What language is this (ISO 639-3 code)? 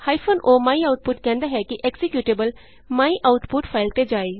pan